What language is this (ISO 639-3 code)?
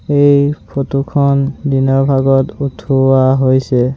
asm